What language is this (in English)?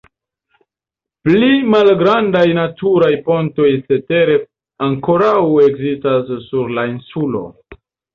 Esperanto